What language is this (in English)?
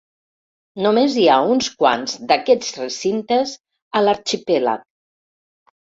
Catalan